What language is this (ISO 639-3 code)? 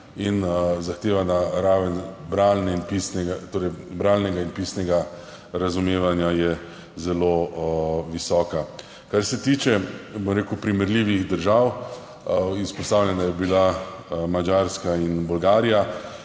slv